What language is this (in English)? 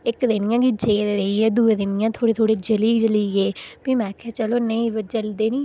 Dogri